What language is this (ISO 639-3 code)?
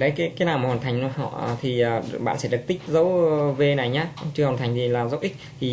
vie